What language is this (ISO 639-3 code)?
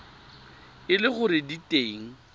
tsn